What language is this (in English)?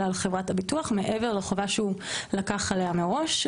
Hebrew